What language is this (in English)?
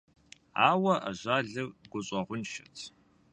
Kabardian